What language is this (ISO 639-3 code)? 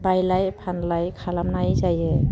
brx